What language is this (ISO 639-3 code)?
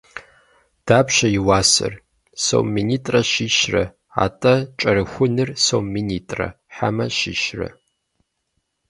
kbd